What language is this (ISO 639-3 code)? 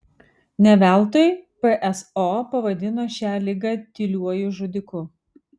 lit